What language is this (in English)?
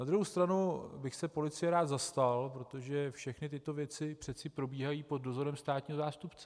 Czech